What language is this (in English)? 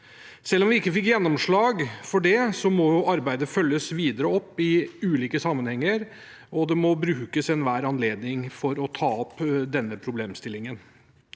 Norwegian